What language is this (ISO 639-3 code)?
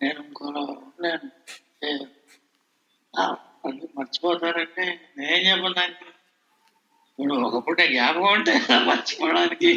tel